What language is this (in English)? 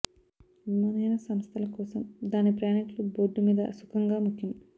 Telugu